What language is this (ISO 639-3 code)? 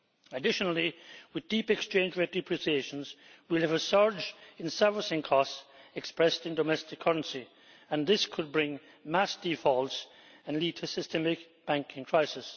eng